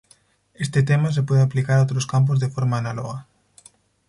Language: Spanish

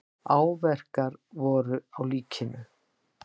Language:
Icelandic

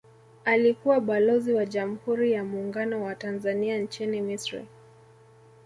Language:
Swahili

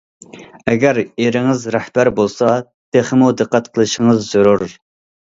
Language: Uyghur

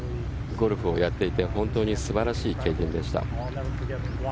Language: Japanese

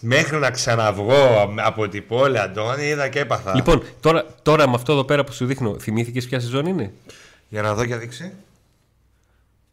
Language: Greek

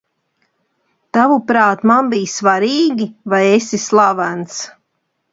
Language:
Latvian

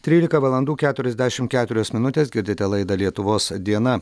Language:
Lithuanian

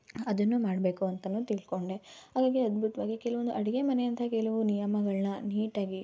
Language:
Kannada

